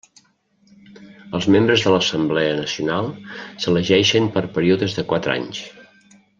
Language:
Catalan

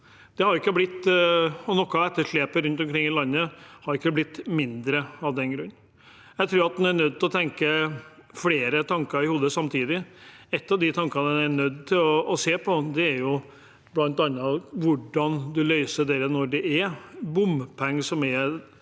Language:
Norwegian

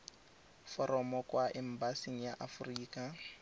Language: Tswana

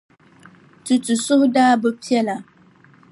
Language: Dagbani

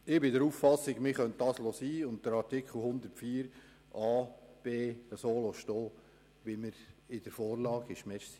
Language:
Swiss German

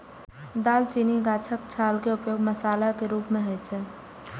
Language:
Maithili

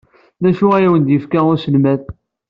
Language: Kabyle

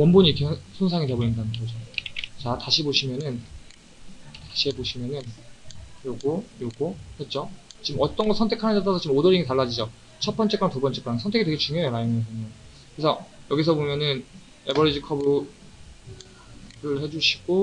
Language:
Korean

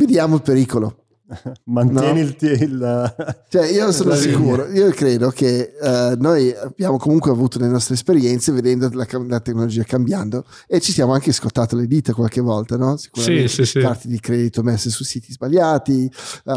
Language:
Italian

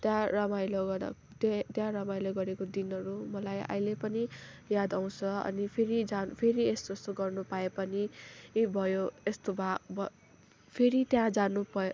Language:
Nepali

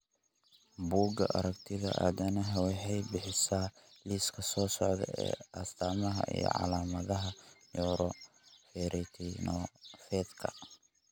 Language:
Somali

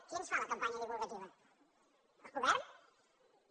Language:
Catalan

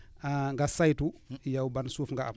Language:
Wolof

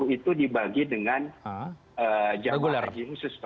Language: Indonesian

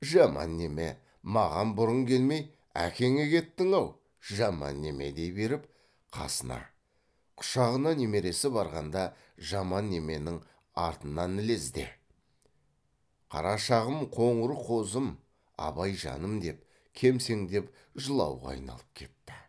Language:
Kazakh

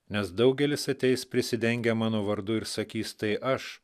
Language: Lithuanian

